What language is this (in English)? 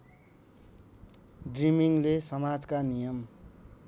Nepali